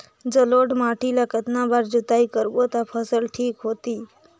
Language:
Chhattisgarhi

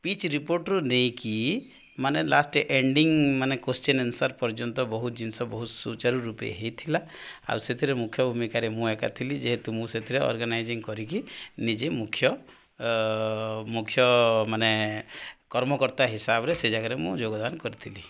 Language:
Odia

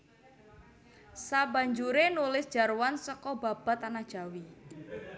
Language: Javanese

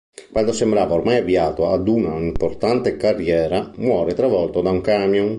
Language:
Italian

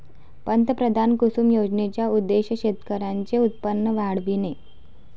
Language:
Marathi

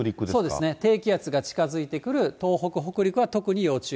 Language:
Japanese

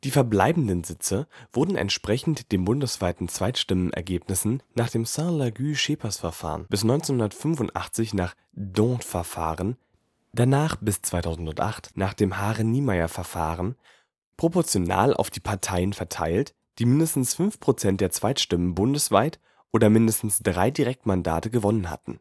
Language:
German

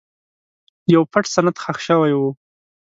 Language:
Pashto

